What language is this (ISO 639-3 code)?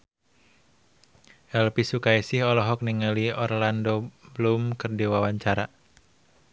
sun